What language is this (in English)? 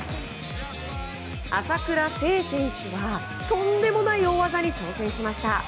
Japanese